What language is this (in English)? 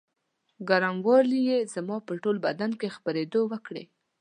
Pashto